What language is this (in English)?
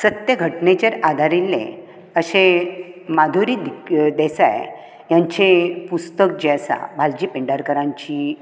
Konkani